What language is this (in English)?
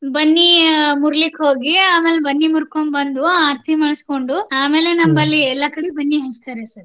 Kannada